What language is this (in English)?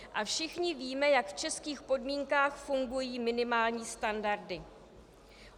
Czech